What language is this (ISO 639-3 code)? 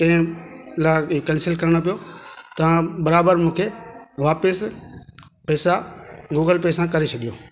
snd